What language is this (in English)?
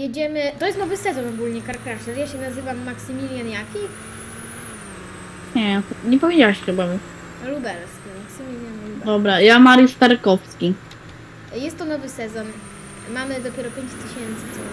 Polish